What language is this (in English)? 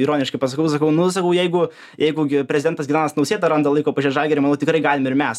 Lithuanian